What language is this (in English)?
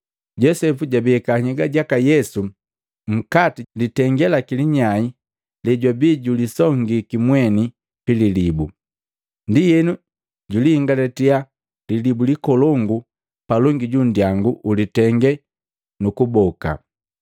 Matengo